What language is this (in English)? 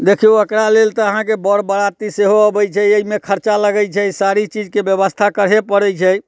Maithili